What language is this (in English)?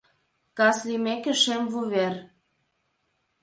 Mari